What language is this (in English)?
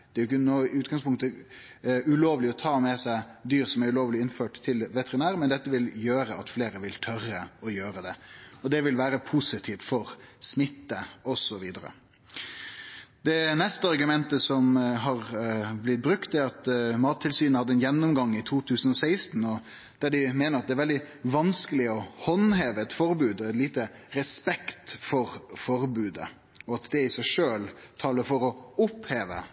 Norwegian Nynorsk